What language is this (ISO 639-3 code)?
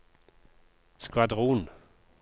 nor